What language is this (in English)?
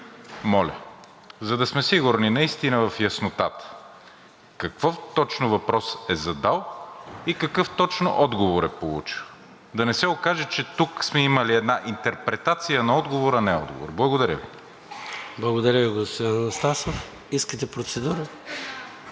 Bulgarian